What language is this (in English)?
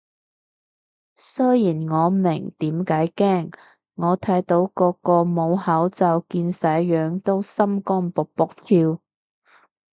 Cantonese